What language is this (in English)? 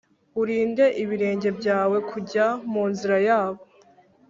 Kinyarwanda